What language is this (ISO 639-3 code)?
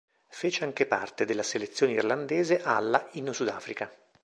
ita